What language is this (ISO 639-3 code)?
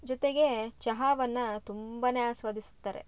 kan